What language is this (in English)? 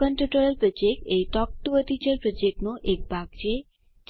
Gujarati